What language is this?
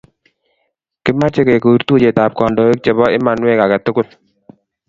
Kalenjin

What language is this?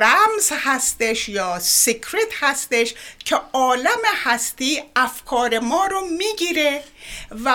Persian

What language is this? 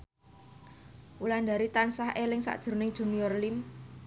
Javanese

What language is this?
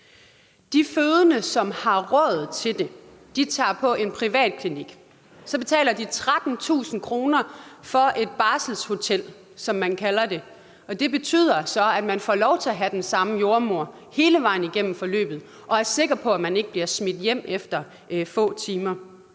Danish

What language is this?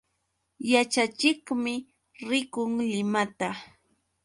Yauyos Quechua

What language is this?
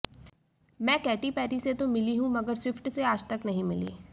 Hindi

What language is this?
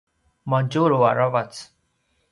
Paiwan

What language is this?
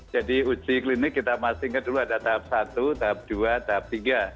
Indonesian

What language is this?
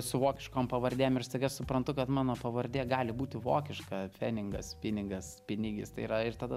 Lithuanian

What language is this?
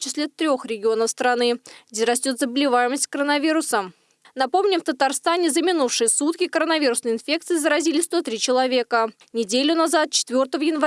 Russian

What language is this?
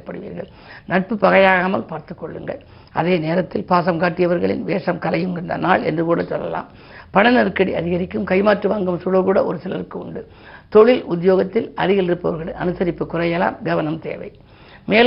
Tamil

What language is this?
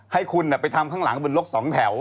Thai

